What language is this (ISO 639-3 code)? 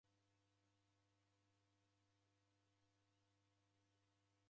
dav